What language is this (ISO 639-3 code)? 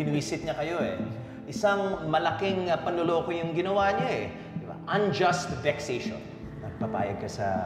fil